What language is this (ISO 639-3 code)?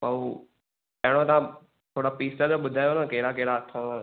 snd